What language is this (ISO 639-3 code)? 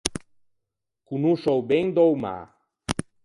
lij